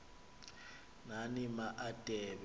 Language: Xhosa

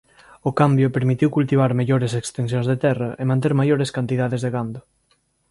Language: Galician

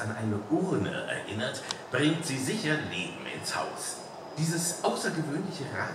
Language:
German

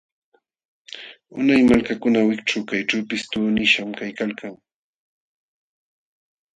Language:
Jauja Wanca Quechua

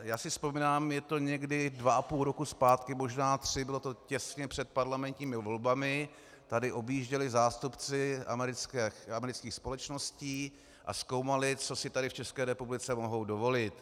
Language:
Czech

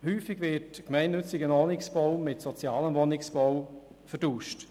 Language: Swiss German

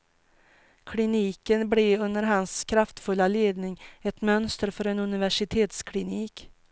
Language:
Swedish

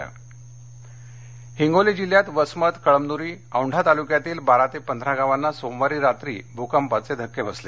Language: Marathi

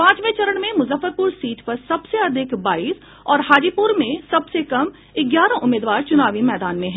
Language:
Hindi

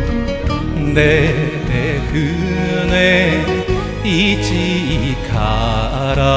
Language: Japanese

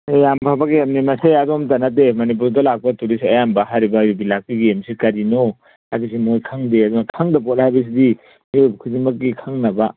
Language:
Manipuri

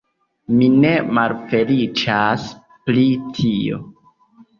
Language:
Esperanto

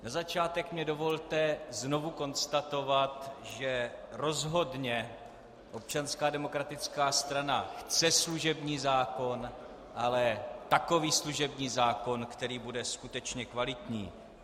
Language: Czech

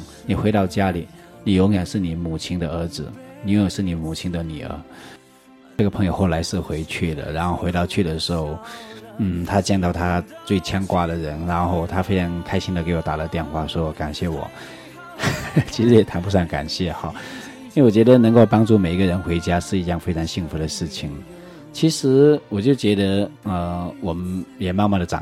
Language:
Chinese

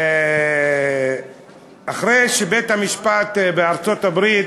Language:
Hebrew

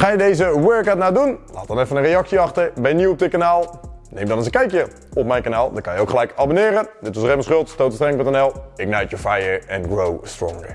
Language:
Dutch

